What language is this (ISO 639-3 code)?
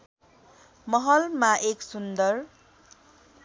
nep